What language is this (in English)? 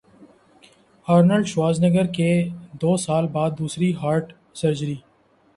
Urdu